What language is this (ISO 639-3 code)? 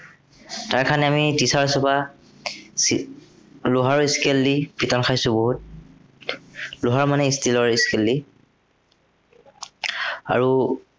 asm